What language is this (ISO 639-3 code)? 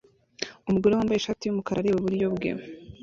kin